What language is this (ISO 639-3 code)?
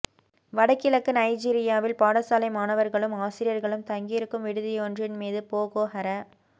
tam